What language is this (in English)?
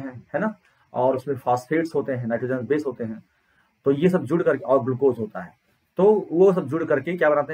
Hindi